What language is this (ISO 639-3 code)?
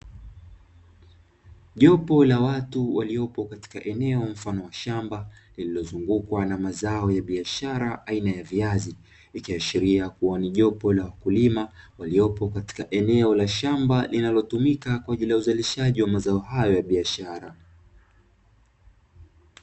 swa